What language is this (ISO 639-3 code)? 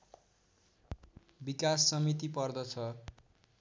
nep